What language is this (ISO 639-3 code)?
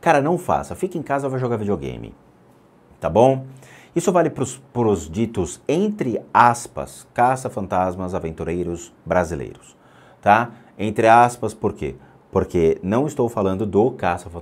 por